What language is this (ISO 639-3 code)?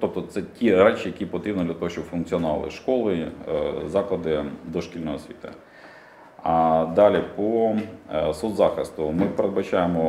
ukr